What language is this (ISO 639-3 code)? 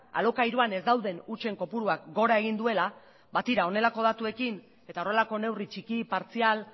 eus